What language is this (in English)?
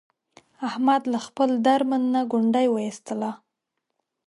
Pashto